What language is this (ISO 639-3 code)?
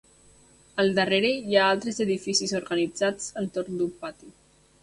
cat